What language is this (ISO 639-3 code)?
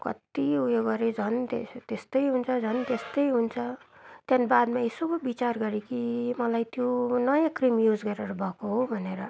nep